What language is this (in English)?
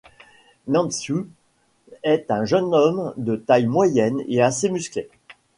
French